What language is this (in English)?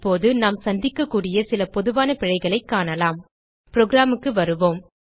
Tamil